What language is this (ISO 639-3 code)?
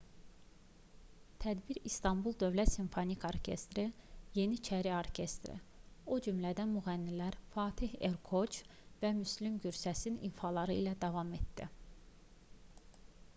aze